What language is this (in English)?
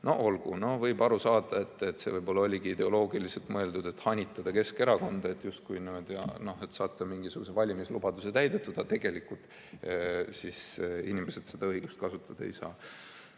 Estonian